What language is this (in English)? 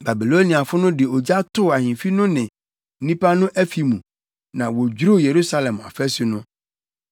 Akan